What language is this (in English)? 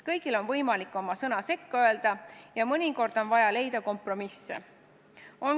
Estonian